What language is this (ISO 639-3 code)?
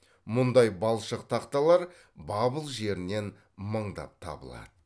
kaz